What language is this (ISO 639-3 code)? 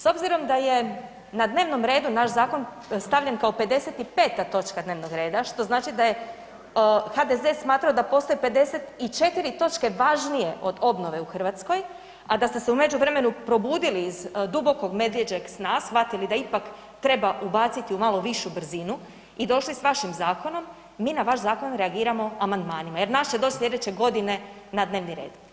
hrv